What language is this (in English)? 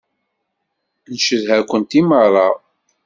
Kabyle